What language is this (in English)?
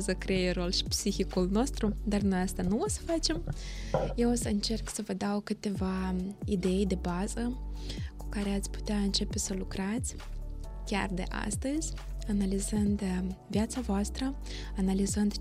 Romanian